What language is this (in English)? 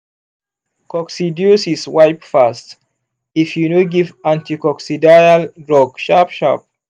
Nigerian Pidgin